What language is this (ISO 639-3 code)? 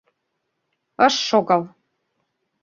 chm